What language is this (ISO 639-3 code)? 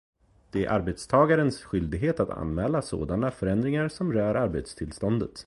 swe